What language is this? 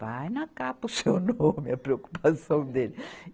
Portuguese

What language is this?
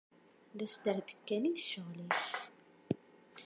Kabyle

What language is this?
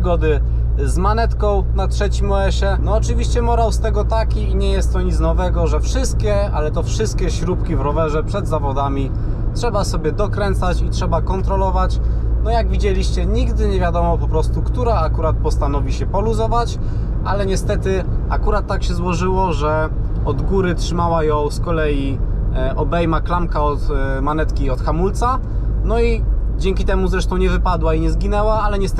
Polish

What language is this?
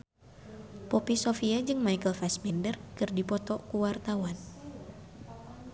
Sundanese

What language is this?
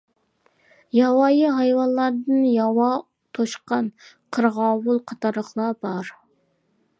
Uyghur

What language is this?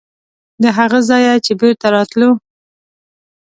Pashto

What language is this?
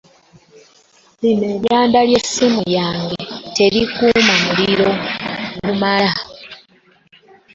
Ganda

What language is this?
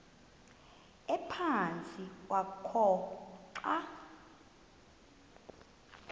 Xhosa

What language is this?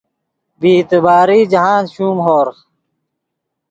Yidgha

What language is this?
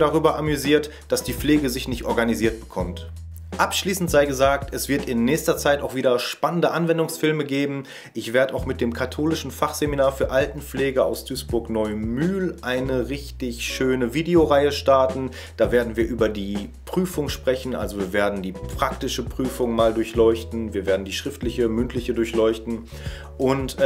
German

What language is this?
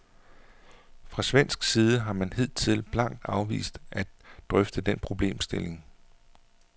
Danish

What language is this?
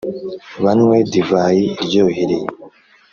Kinyarwanda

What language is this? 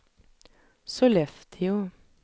Swedish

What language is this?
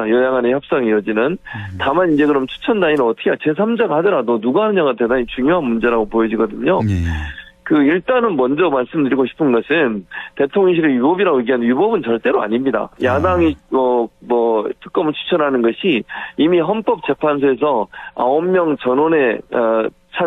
Korean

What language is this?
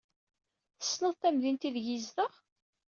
Kabyle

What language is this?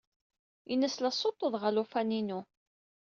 Kabyle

